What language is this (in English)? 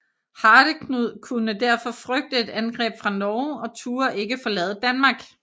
Danish